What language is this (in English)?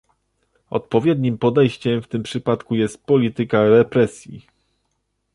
Polish